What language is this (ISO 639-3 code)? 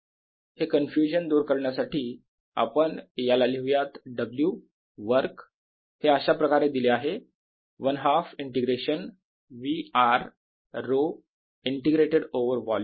mar